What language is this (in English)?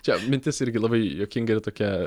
Lithuanian